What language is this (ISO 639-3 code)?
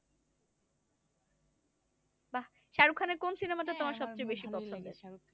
ben